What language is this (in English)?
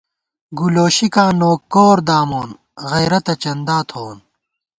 Gawar-Bati